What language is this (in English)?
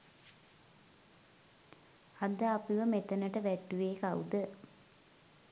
Sinhala